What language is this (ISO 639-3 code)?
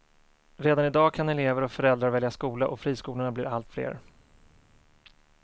swe